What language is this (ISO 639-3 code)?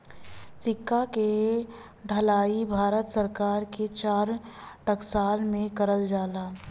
bho